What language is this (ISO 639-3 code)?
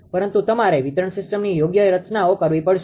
guj